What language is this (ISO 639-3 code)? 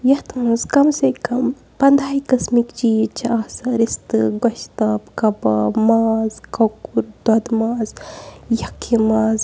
kas